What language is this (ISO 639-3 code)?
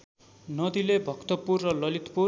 nep